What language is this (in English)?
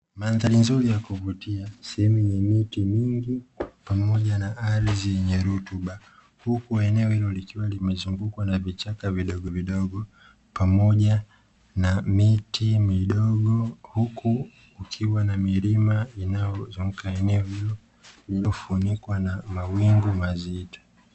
Swahili